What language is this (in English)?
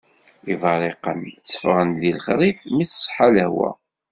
Kabyle